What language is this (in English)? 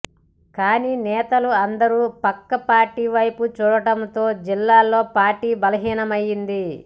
Telugu